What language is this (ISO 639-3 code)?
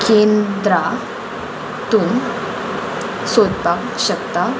kok